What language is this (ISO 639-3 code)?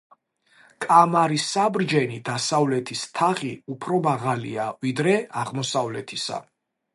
kat